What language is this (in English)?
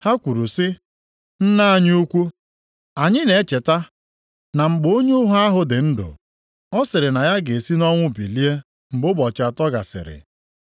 Igbo